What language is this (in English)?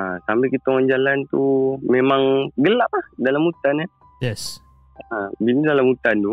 Malay